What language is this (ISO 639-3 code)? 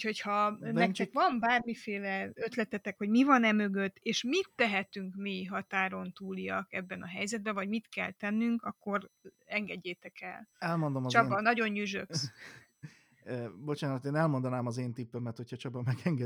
hun